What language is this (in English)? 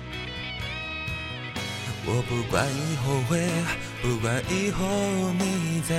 Chinese